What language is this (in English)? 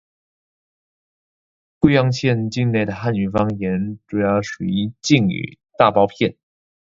Chinese